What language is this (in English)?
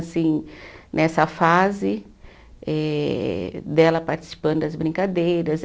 Portuguese